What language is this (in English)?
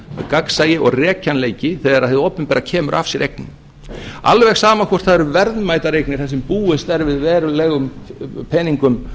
Icelandic